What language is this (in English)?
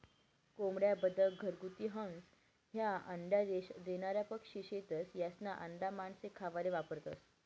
Marathi